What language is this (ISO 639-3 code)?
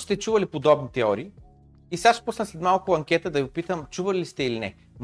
bul